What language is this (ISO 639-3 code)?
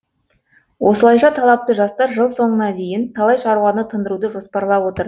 kaz